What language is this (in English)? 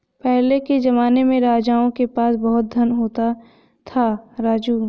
Hindi